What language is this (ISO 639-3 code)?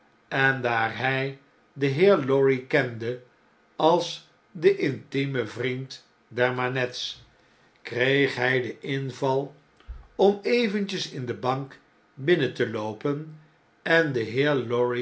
nld